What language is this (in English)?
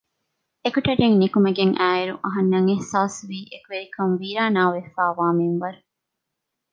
Divehi